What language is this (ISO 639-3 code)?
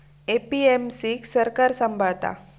mar